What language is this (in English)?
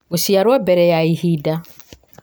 Kikuyu